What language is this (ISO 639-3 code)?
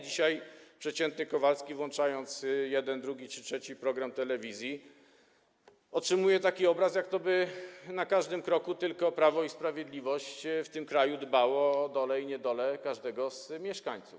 pol